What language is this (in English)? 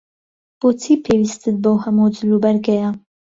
Central Kurdish